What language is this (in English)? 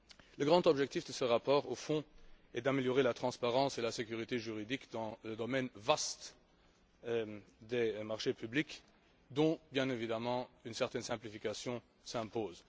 French